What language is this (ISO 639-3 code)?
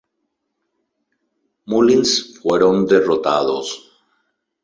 spa